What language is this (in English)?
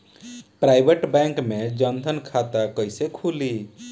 Bhojpuri